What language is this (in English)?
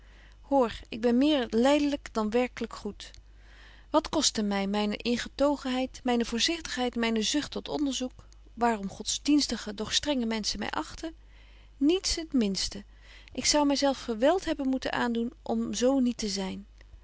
Dutch